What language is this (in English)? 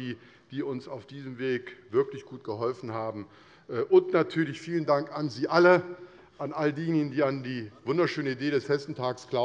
German